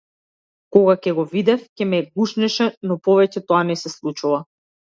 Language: Macedonian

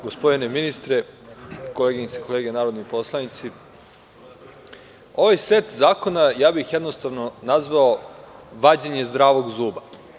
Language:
Serbian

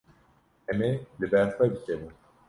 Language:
Kurdish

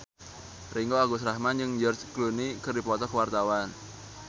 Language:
Sundanese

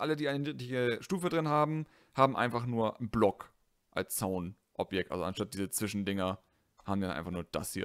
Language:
German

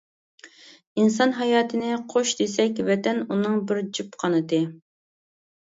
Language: Uyghur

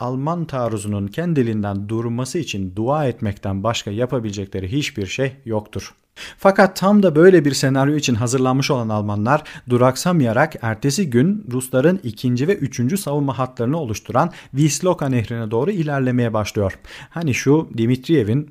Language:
Turkish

